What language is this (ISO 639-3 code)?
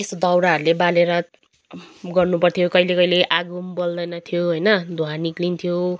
nep